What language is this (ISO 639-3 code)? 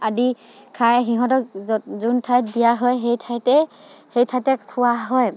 asm